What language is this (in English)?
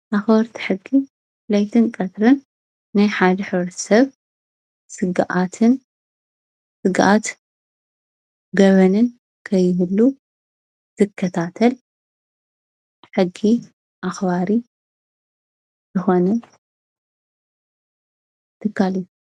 Tigrinya